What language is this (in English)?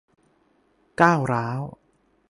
Thai